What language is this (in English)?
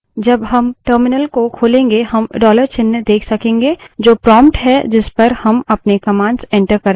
Hindi